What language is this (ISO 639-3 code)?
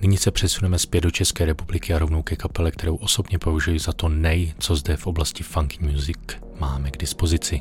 ces